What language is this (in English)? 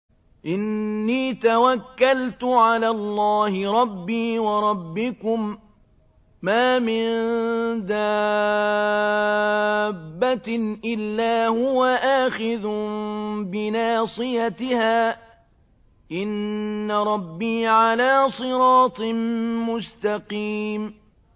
Arabic